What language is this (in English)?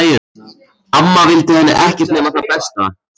Icelandic